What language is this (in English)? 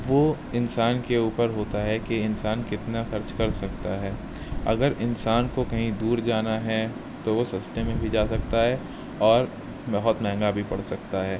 Urdu